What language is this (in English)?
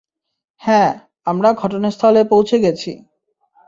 Bangla